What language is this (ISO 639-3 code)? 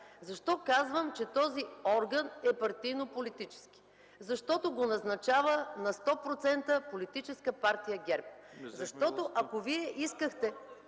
bul